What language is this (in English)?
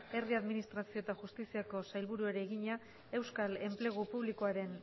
Basque